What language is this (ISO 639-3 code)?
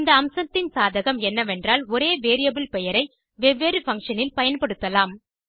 tam